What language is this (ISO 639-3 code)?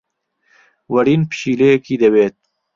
ckb